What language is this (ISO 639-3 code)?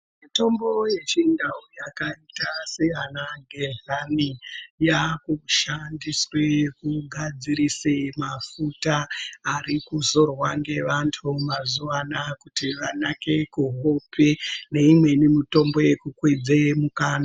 ndc